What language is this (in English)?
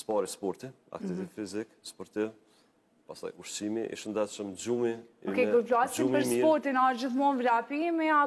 Romanian